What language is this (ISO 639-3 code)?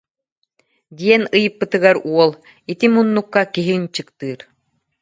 sah